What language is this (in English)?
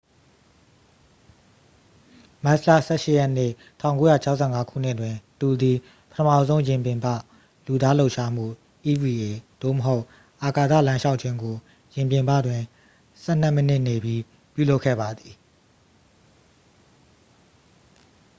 Burmese